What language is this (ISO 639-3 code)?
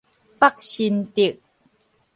nan